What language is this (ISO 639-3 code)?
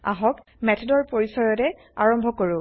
asm